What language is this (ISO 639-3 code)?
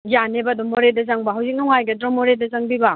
mni